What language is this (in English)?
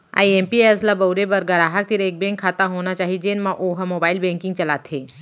Chhattisgarhi